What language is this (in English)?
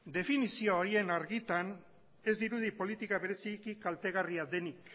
Basque